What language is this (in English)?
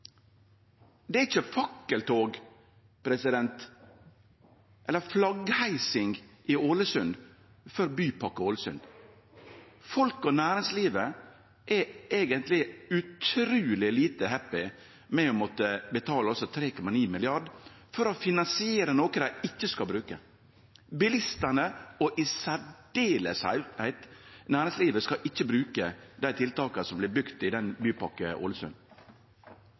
Norwegian Nynorsk